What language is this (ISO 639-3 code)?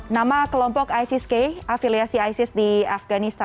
ind